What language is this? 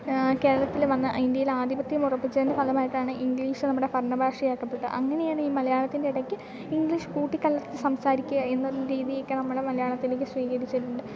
Malayalam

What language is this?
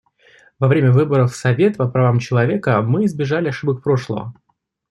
Russian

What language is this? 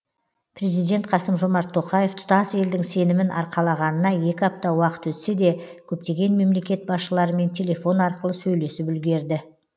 Kazakh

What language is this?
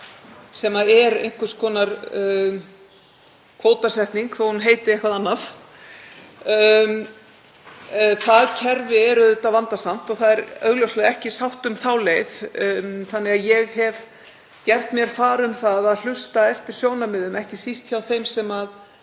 Icelandic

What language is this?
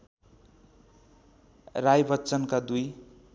Nepali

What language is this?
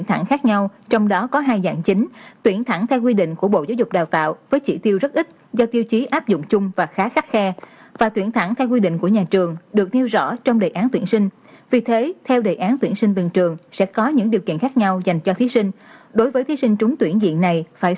Vietnamese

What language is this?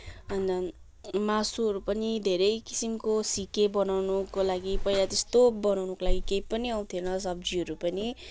Nepali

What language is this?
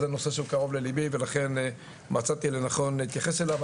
Hebrew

